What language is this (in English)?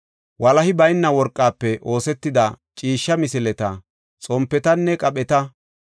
Gofa